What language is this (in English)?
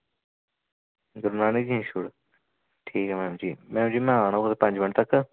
Dogri